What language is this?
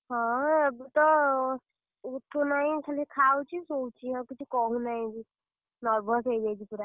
Odia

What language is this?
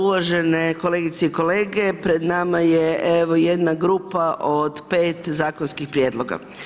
Croatian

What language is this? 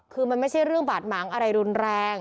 Thai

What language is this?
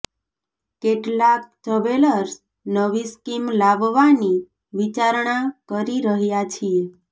Gujarati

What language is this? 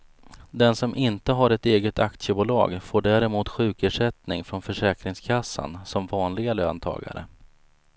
Swedish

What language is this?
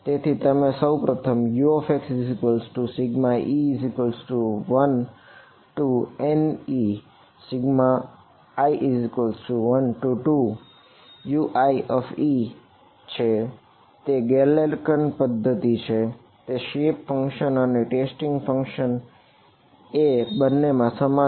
Gujarati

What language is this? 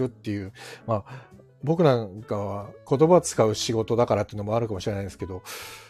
Japanese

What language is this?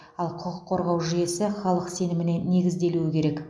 Kazakh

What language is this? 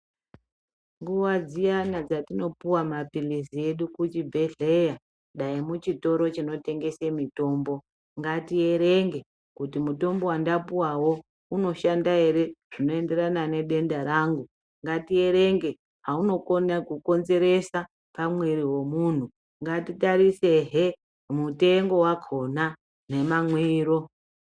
Ndau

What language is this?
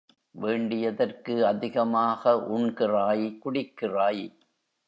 Tamil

